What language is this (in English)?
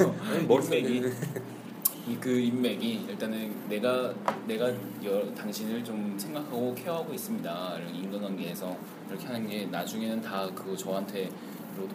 Korean